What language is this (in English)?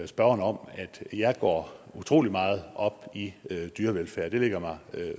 Danish